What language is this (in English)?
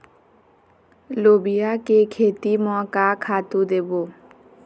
Chhattisgarhi